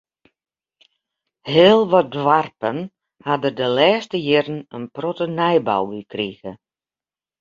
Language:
Western Frisian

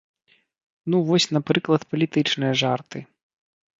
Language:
Belarusian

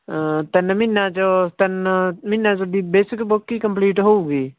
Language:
Punjabi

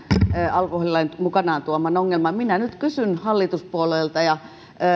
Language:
Finnish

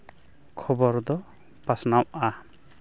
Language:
Santali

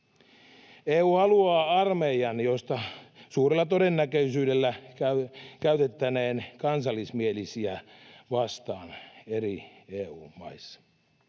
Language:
Finnish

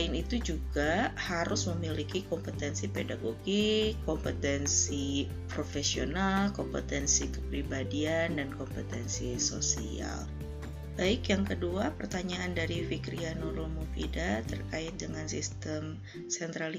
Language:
Indonesian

